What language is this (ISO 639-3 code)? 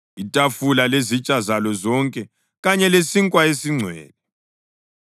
nde